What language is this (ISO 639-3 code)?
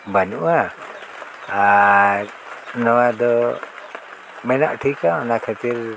sat